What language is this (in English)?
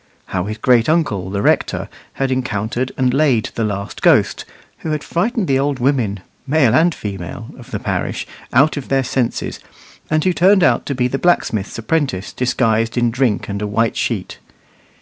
English